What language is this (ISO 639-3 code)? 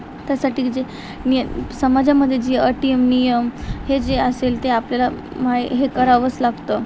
mar